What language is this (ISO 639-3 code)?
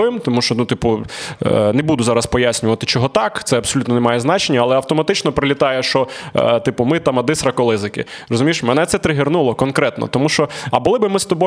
ukr